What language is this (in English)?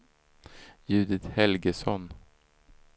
Swedish